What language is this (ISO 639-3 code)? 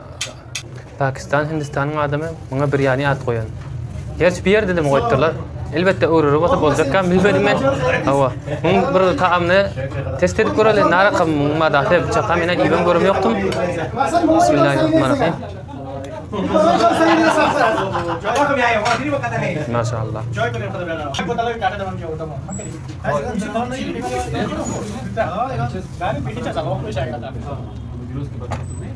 tur